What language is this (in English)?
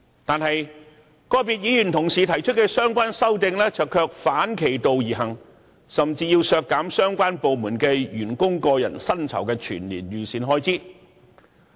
Cantonese